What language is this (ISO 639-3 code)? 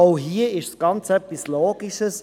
gsw